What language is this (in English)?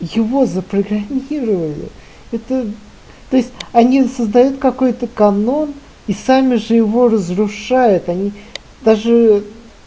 Russian